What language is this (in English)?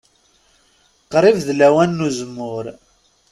Kabyle